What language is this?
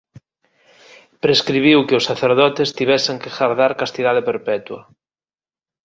Galician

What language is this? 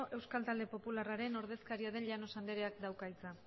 Basque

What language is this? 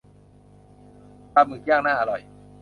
Thai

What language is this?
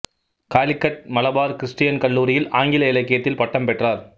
Tamil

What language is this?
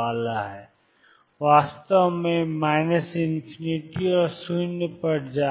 Hindi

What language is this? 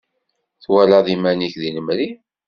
Kabyle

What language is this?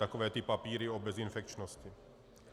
Czech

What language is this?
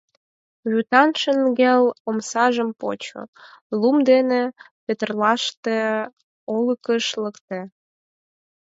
Mari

